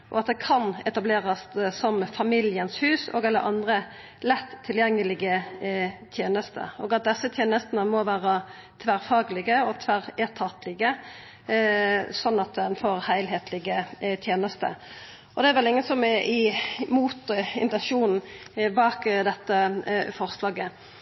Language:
Norwegian Nynorsk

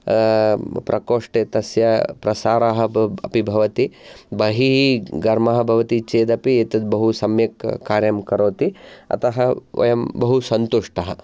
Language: Sanskrit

